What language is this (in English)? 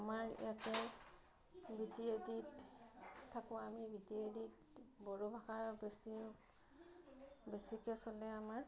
Assamese